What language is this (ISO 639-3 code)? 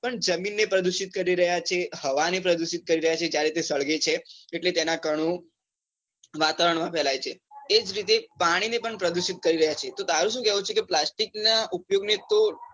guj